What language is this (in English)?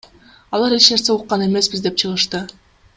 Kyrgyz